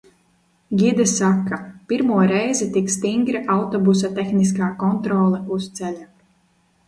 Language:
Latvian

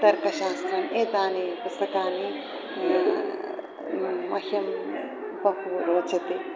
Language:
Sanskrit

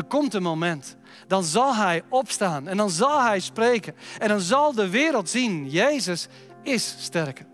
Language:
Dutch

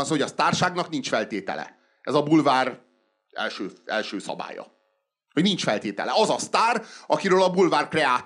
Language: Hungarian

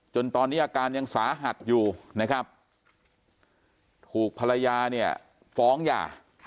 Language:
Thai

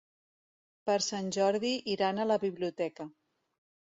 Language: Catalan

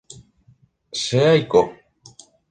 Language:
Guarani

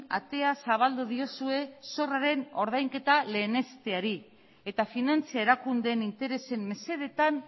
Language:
Basque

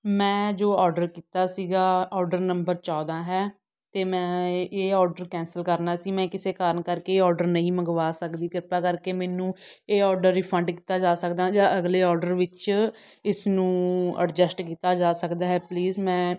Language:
Punjabi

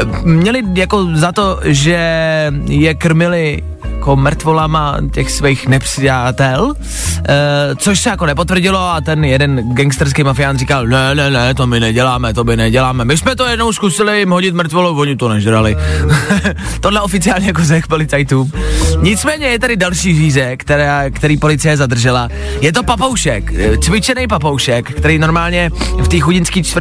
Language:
Czech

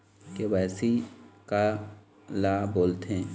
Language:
Chhattisgarhi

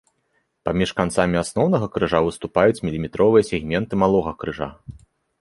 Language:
Belarusian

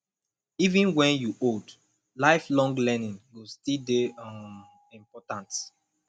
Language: Nigerian Pidgin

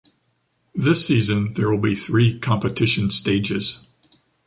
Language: English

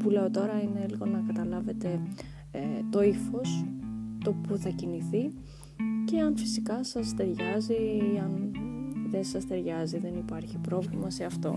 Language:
Greek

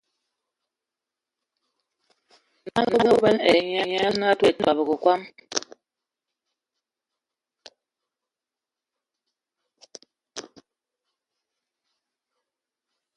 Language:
Ewondo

